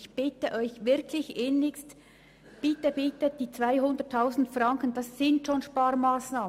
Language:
Swiss German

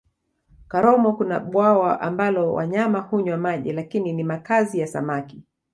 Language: Swahili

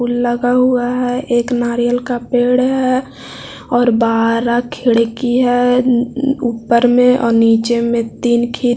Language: Hindi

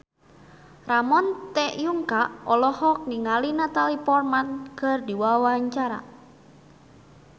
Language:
Sundanese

